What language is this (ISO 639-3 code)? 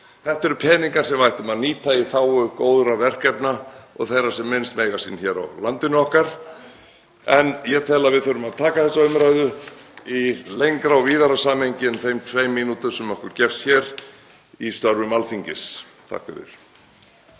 isl